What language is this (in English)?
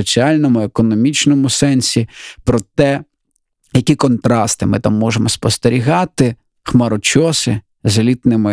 Ukrainian